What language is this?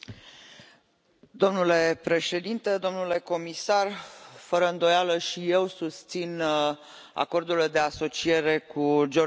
Romanian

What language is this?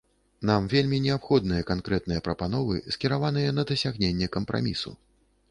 Belarusian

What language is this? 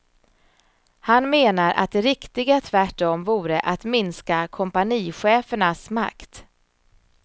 Swedish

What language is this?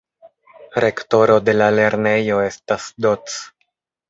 Esperanto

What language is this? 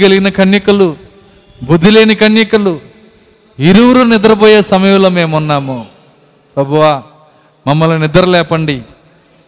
Telugu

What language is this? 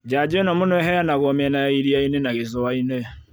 Kikuyu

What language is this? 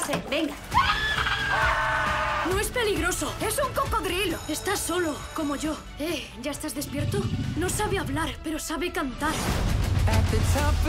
Spanish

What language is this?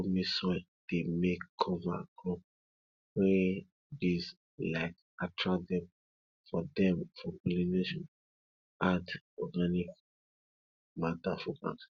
Nigerian Pidgin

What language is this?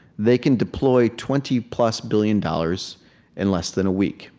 English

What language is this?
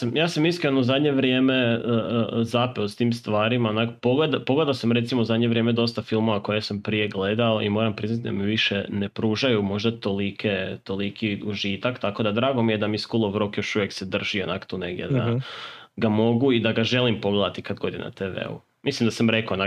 Croatian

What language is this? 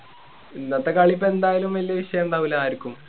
Malayalam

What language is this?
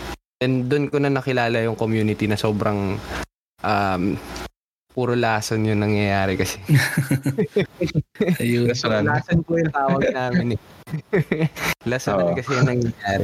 Filipino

